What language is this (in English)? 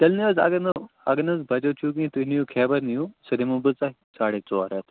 Kashmiri